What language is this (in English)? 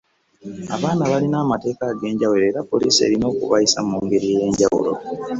Ganda